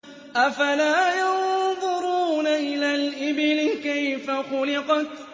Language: Arabic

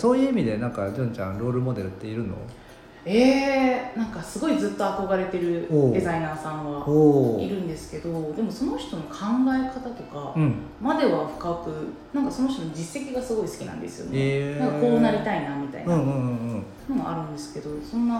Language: Japanese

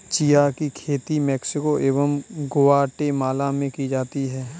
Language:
Hindi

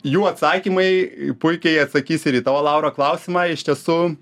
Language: Lithuanian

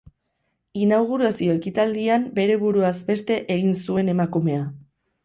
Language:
Basque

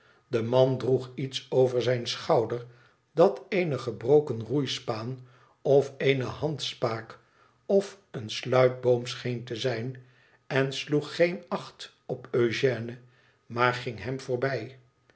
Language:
Dutch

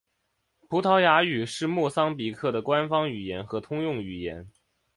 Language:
Chinese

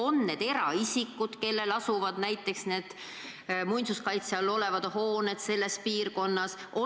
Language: Estonian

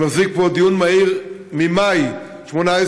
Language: Hebrew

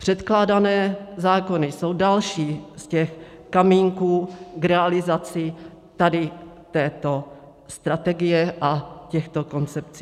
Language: Czech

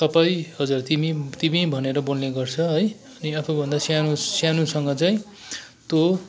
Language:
Nepali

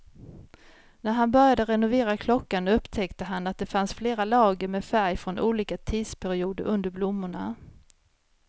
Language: Swedish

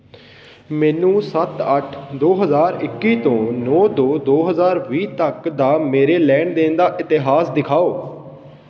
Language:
Punjabi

